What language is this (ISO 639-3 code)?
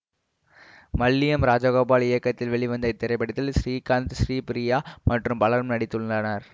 tam